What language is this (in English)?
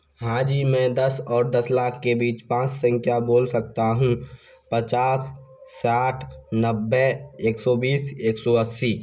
Hindi